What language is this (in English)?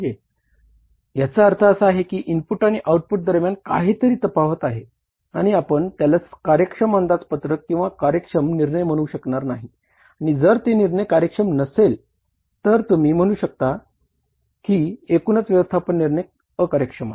Marathi